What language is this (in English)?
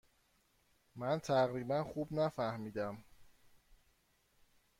Persian